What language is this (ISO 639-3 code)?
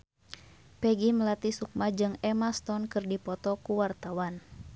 sun